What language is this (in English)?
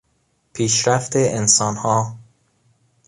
Persian